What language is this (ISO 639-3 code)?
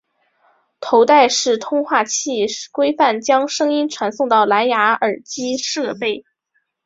zho